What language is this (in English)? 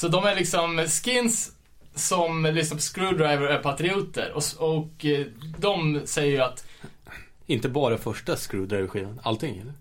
Swedish